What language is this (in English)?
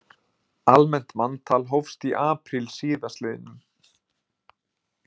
Icelandic